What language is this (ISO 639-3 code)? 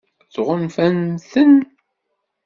kab